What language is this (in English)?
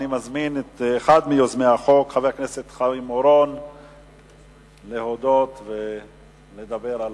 Hebrew